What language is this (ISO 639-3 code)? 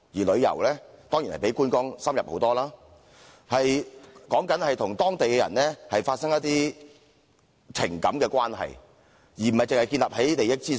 yue